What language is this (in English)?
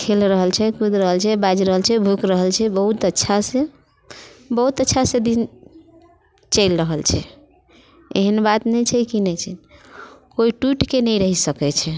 Maithili